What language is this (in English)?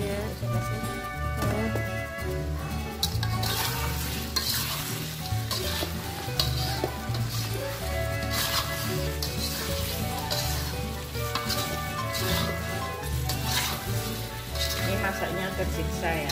Indonesian